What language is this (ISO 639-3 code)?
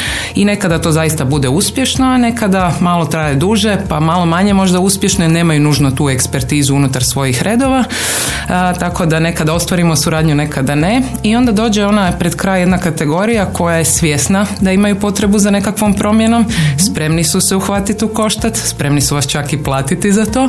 hrv